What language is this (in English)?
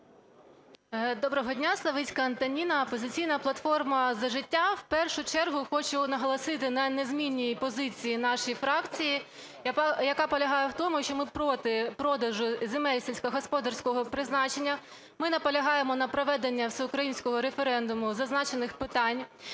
Ukrainian